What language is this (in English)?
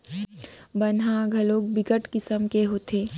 Chhattisgarhi